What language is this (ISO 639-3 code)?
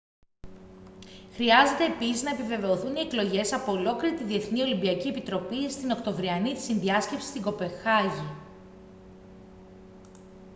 ell